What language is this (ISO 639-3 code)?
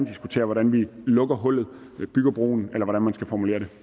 dan